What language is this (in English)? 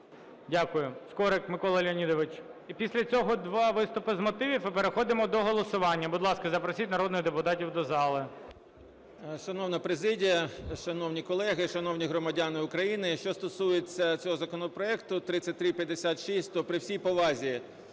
Ukrainian